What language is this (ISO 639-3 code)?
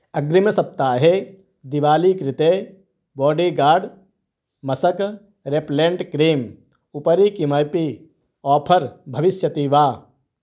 san